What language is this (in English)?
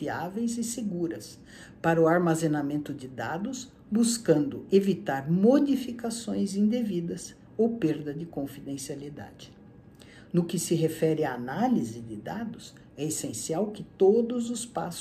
Portuguese